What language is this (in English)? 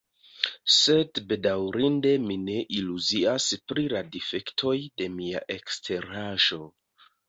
Esperanto